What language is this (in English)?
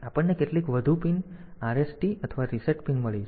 Gujarati